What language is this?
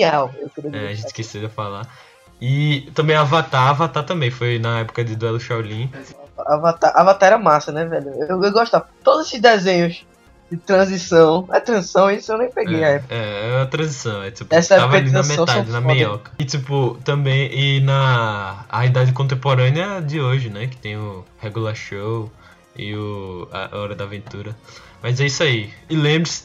Portuguese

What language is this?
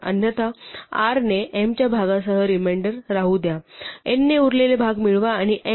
Marathi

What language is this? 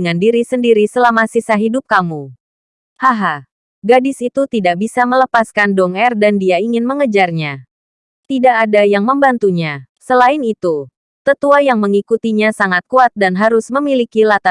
Indonesian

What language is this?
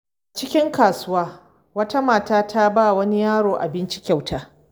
Hausa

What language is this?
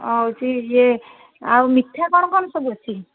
Odia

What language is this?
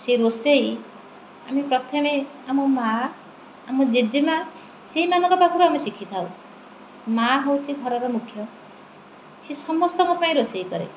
Odia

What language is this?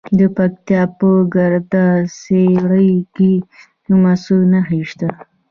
Pashto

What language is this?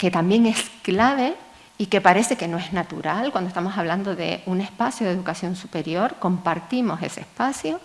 Spanish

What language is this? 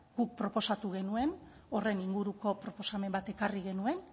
Basque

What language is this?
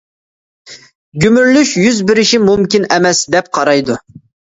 Uyghur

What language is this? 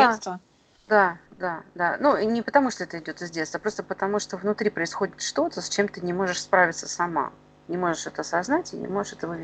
Russian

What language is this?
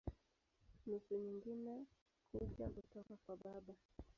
Swahili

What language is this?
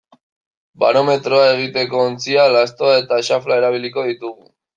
Basque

